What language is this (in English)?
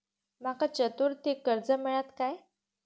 Marathi